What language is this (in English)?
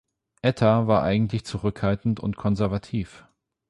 German